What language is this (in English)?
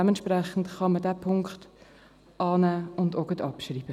Swiss German